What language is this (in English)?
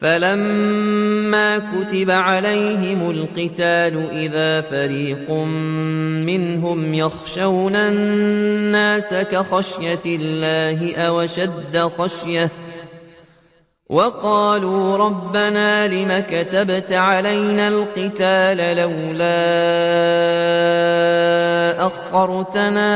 Arabic